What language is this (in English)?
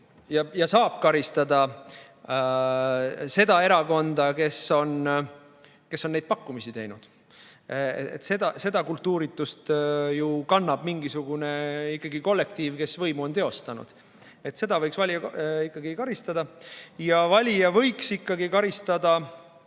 Estonian